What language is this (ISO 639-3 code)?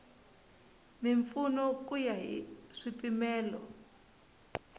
tso